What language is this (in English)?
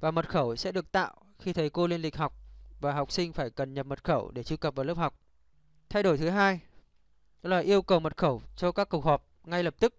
Vietnamese